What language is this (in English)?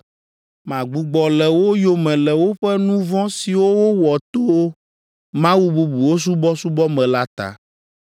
Ewe